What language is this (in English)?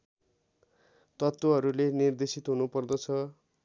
Nepali